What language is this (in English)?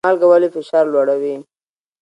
Pashto